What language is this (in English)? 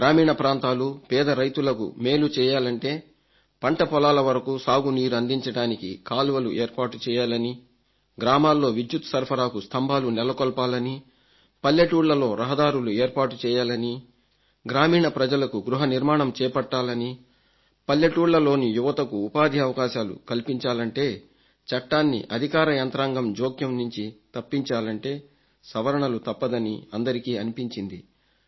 Telugu